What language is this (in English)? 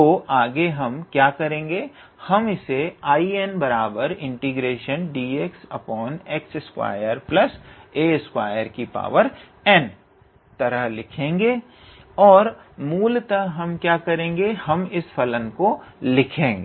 Hindi